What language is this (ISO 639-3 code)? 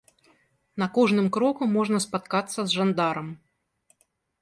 bel